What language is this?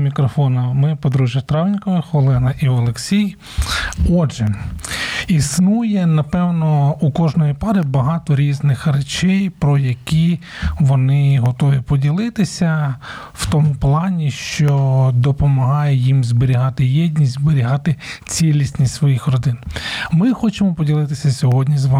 Ukrainian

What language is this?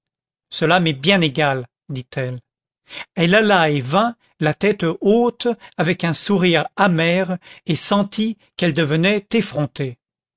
French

